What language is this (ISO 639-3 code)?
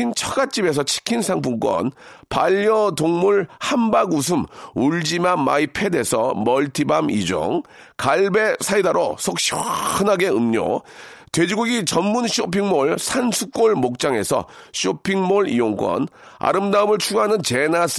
kor